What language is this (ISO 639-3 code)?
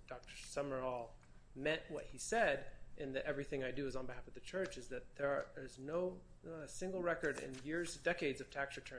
eng